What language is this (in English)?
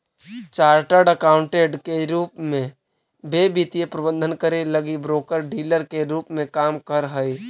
Magahi